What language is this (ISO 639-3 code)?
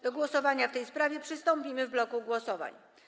pol